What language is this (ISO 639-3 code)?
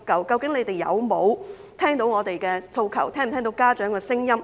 yue